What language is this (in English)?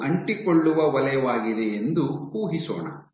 Kannada